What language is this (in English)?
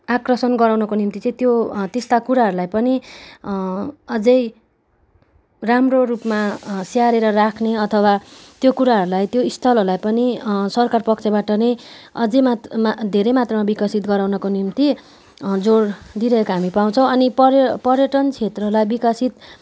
Nepali